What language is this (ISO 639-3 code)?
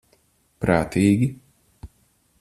lav